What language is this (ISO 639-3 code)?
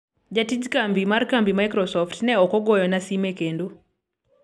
luo